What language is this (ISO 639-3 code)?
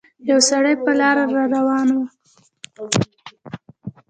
pus